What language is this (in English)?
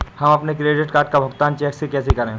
Hindi